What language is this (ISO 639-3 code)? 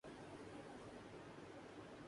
urd